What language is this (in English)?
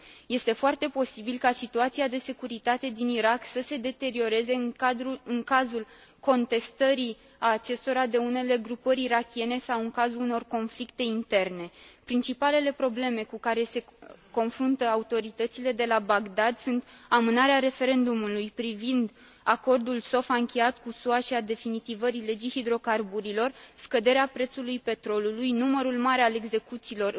Romanian